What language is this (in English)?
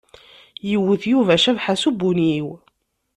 Kabyle